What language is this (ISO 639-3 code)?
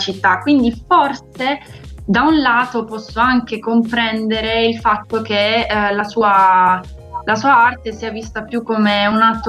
ita